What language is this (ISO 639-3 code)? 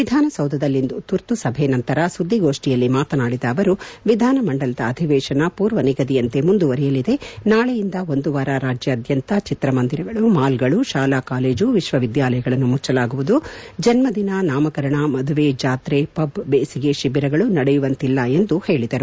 kan